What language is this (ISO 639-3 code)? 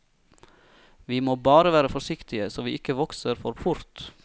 nor